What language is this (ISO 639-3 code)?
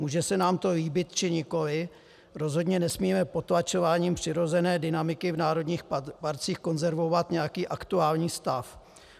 ces